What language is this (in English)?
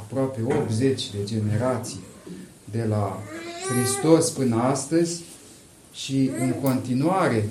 Romanian